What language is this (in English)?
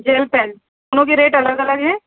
Urdu